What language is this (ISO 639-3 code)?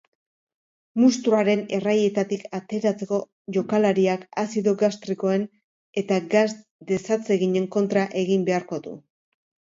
eus